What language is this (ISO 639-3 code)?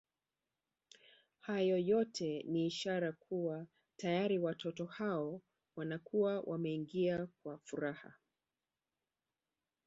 swa